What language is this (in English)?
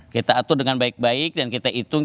Indonesian